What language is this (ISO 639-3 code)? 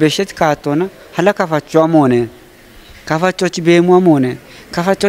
ara